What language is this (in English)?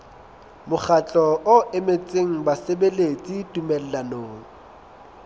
Southern Sotho